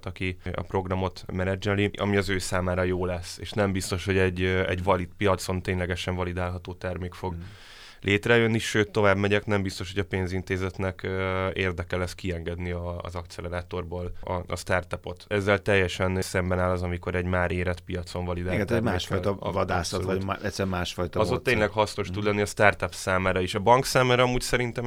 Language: Hungarian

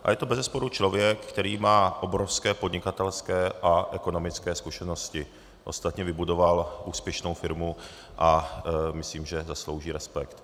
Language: Czech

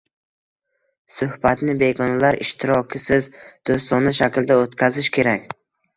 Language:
Uzbek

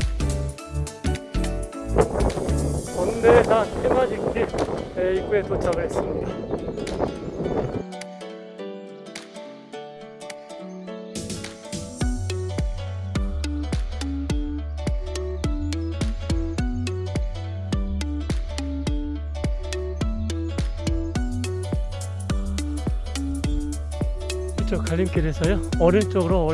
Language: Korean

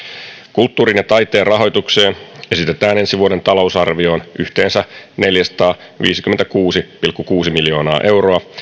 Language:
Finnish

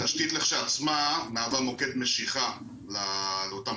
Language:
Hebrew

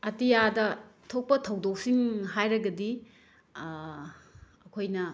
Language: Manipuri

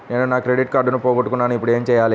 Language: Telugu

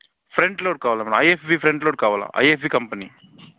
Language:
Telugu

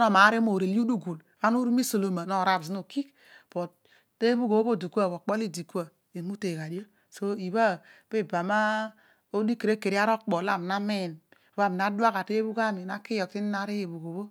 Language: Odual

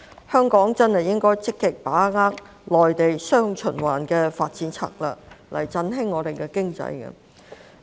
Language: Cantonese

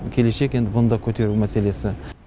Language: Kazakh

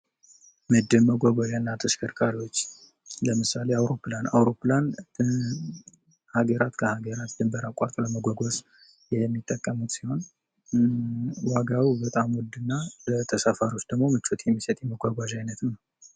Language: Amharic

